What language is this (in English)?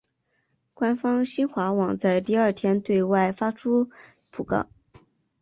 Chinese